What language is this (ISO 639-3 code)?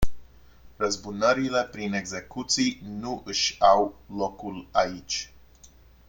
ron